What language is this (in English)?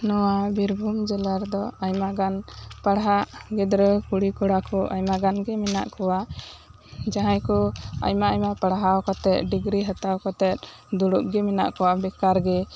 Santali